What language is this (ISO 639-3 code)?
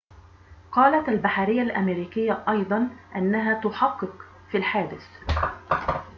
ara